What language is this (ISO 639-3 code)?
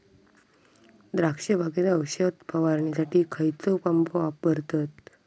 mar